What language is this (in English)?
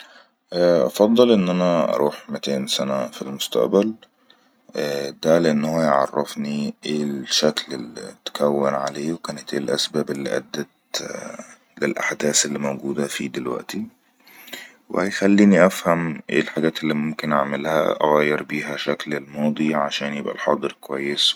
Egyptian Arabic